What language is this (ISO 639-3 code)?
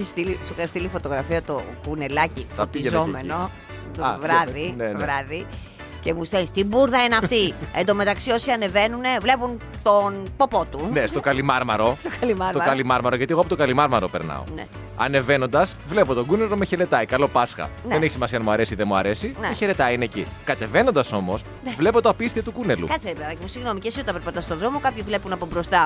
ell